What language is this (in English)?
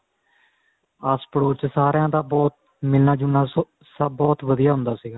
Punjabi